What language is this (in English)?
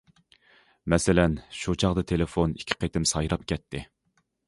Uyghur